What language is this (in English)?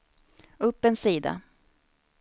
Swedish